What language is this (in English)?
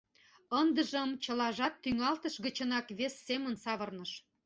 Mari